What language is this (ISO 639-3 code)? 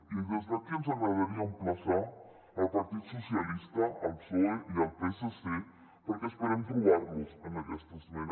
cat